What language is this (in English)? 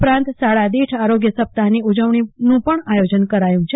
Gujarati